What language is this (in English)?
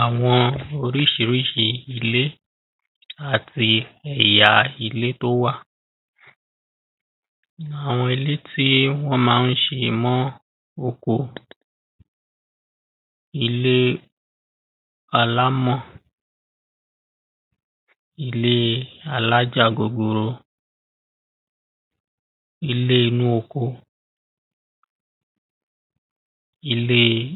Yoruba